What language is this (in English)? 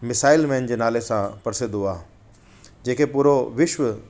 Sindhi